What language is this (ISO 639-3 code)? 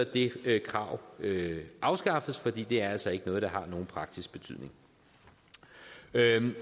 dan